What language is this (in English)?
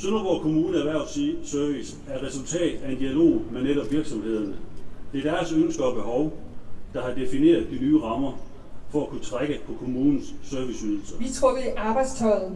Danish